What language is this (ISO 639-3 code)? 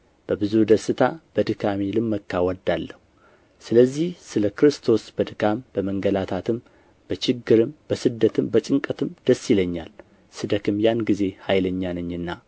amh